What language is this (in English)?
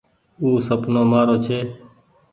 Goaria